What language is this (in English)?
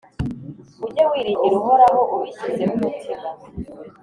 Kinyarwanda